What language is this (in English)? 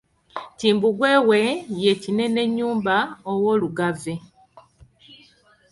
Ganda